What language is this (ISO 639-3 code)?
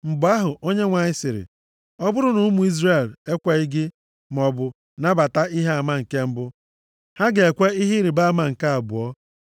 ibo